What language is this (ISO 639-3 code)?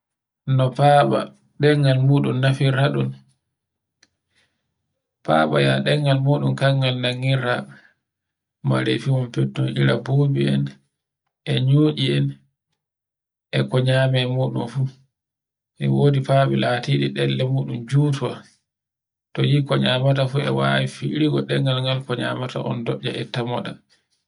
fue